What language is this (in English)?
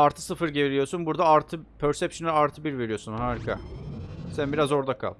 Turkish